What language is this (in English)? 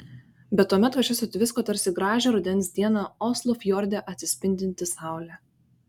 Lithuanian